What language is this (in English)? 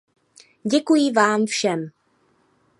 Czech